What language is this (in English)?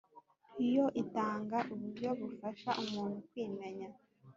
Kinyarwanda